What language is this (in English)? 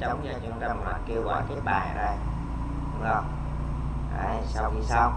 Vietnamese